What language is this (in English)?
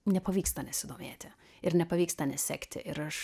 Lithuanian